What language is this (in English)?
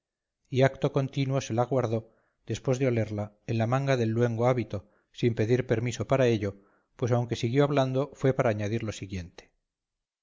Spanish